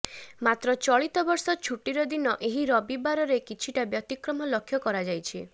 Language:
Odia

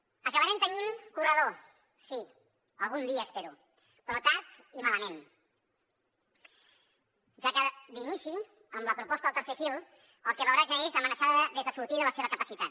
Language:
Catalan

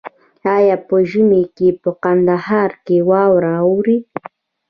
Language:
Pashto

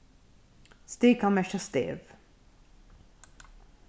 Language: Faroese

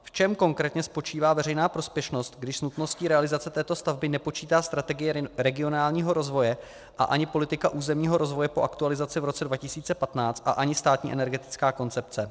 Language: Czech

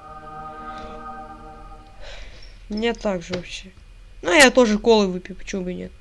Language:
Russian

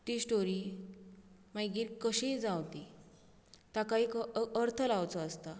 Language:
Konkani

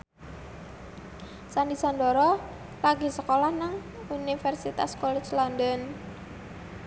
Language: Javanese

